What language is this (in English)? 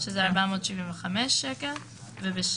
Hebrew